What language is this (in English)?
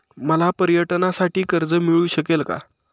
Marathi